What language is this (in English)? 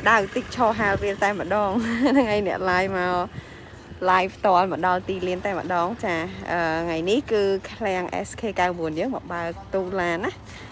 Thai